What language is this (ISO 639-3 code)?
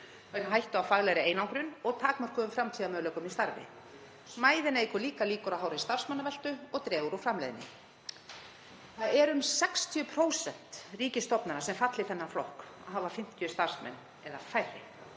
isl